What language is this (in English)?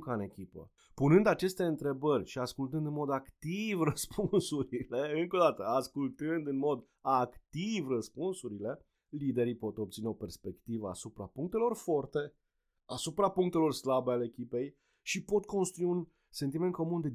Romanian